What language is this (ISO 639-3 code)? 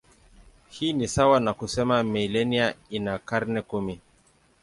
swa